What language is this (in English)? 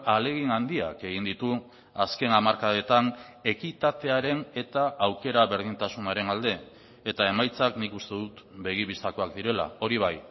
Basque